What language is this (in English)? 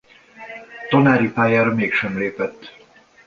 Hungarian